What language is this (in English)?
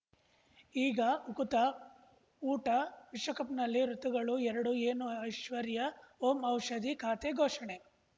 Kannada